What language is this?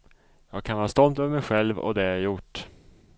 Swedish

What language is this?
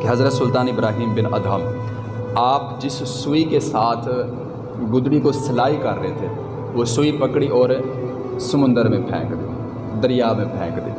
Urdu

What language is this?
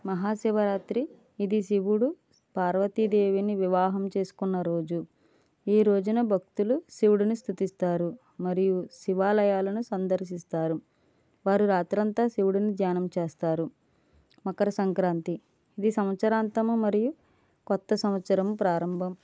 Telugu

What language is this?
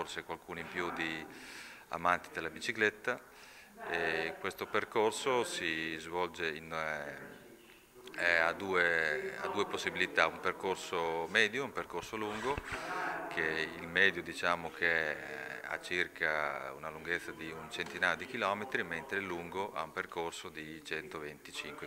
Italian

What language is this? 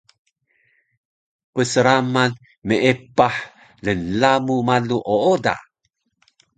Taroko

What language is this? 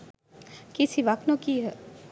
Sinhala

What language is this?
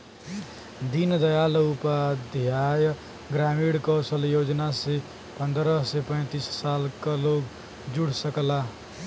Bhojpuri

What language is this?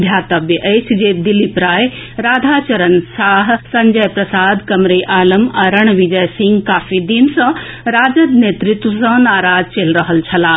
Maithili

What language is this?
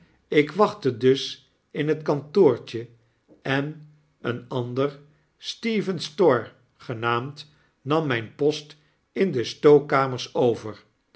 Dutch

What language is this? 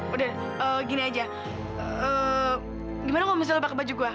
Indonesian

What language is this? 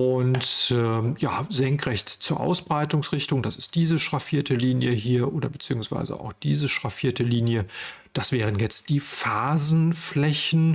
German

